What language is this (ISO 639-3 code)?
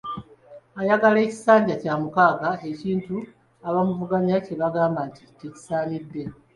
lug